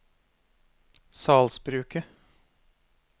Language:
Norwegian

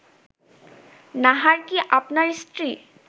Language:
Bangla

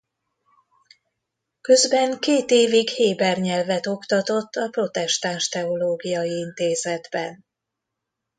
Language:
Hungarian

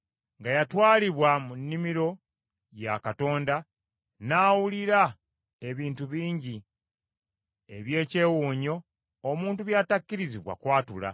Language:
Ganda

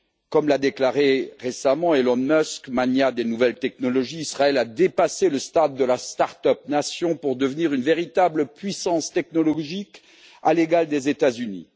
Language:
French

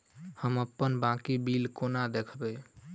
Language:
Maithili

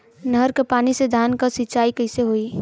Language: Bhojpuri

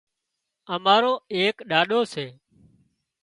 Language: Wadiyara Koli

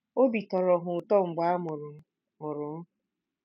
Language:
Igbo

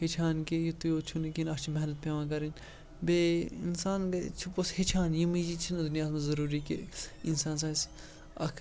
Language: Kashmiri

